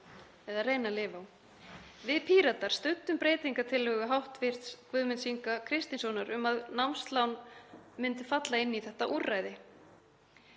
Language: Icelandic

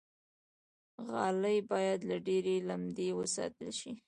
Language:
Pashto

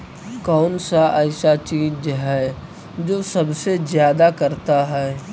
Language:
Magahi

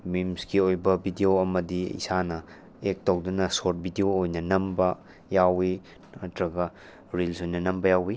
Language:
Manipuri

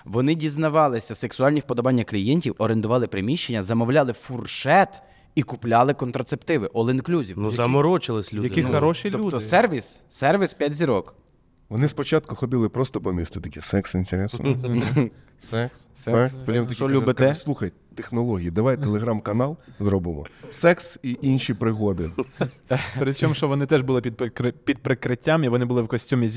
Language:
Ukrainian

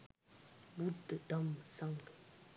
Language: Sinhala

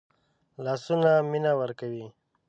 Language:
Pashto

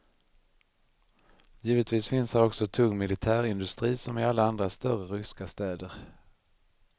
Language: Swedish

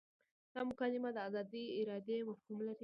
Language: Pashto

